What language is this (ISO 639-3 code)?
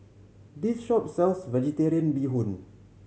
eng